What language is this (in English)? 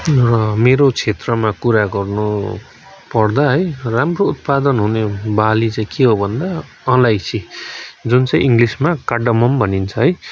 Nepali